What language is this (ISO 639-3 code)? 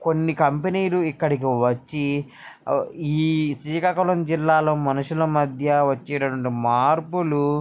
tel